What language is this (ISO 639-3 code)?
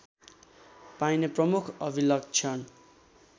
nep